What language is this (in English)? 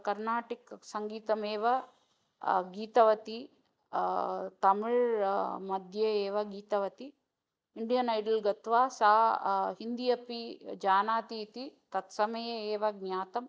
Sanskrit